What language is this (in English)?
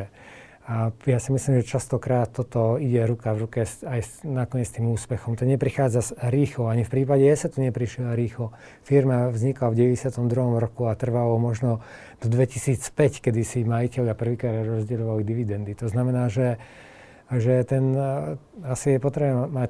Slovak